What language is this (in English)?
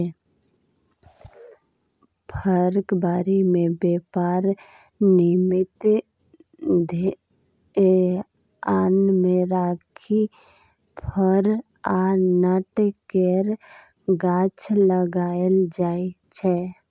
Maithili